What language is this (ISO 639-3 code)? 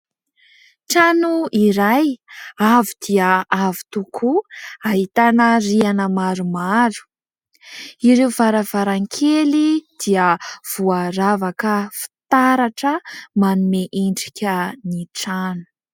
mlg